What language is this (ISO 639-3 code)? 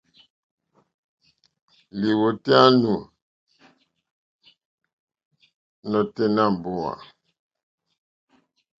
bri